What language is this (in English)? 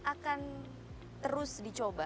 Indonesian